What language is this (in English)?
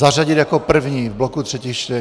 Czech